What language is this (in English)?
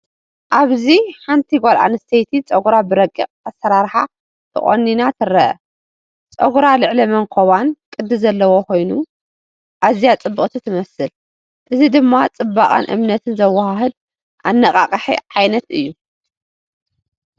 Tigrinya